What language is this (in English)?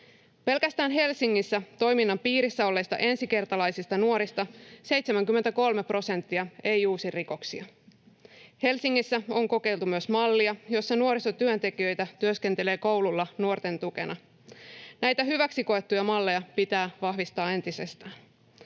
Finnish